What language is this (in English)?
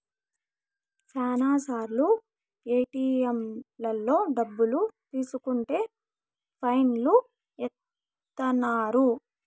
Telugu